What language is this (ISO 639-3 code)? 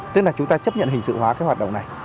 vie